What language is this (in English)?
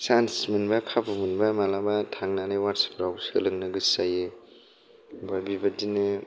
Bodo